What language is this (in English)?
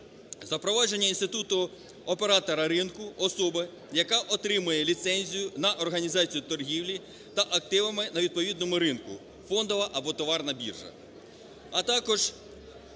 Ukrainian